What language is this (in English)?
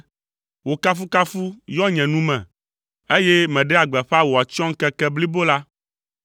Ewe